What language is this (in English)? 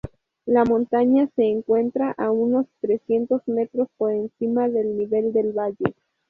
Spanish